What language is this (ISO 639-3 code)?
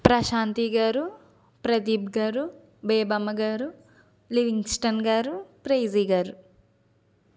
tel